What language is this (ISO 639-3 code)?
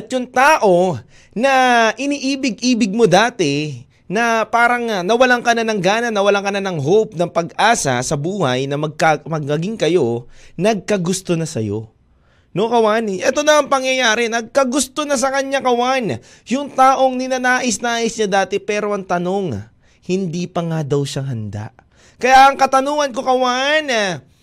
fil